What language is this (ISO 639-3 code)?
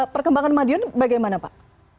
ind